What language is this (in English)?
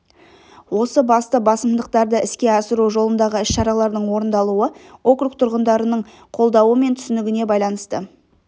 Kazakh